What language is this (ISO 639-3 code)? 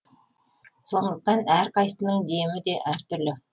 kaz